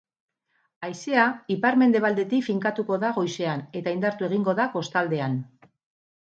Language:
Basque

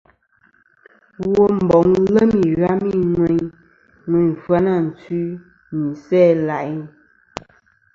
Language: Kom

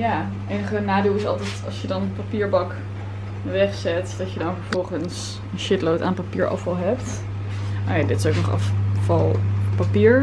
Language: Dutch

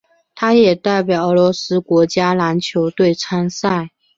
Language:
Chinese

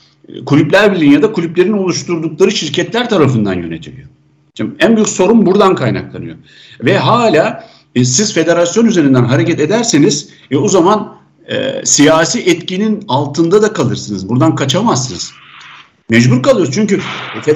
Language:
Turkish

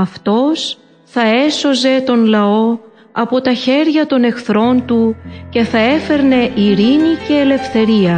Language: Greek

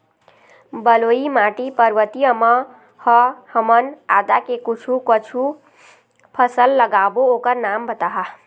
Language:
Chhattisgarhi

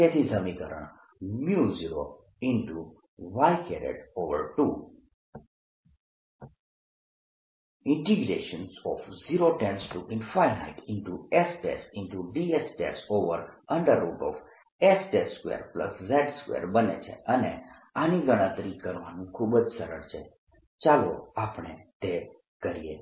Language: Gujarati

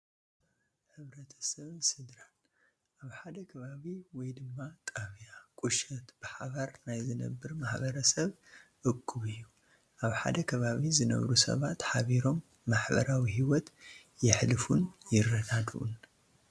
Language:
Tigrinya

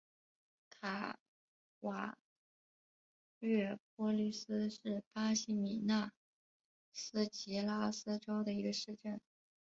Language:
Chinese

